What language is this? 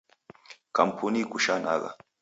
Taita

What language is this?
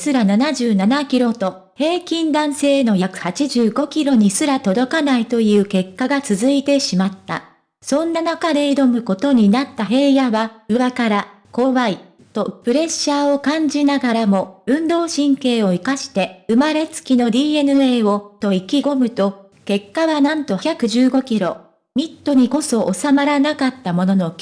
Japanese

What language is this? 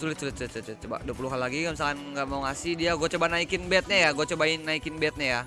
Indonesian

